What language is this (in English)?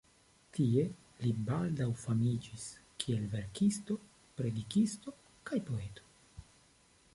Esperanto